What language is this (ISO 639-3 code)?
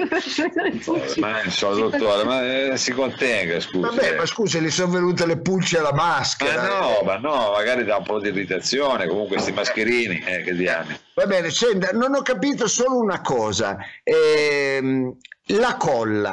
ita